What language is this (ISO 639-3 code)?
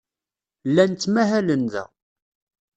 kab